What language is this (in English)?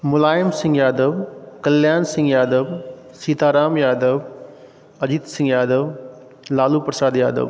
Maithili